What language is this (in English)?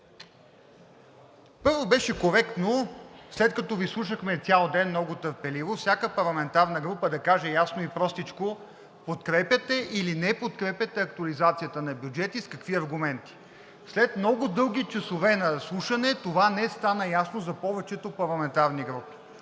Bulgarian